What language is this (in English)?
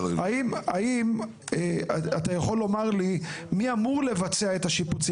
Hebrew